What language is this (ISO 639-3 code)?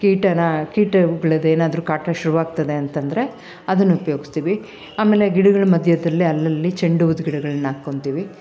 kan